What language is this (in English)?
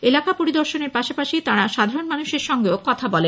Bangla